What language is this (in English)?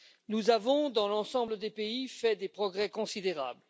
French